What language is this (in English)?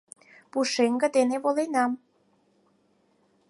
Mari